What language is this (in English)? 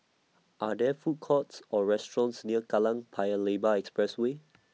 English